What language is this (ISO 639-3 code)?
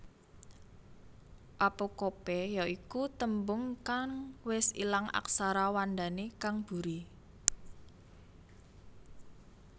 jav